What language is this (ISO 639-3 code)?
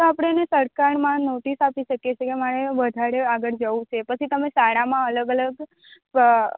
guj